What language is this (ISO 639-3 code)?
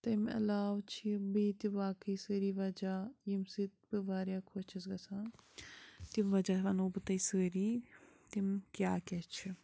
kas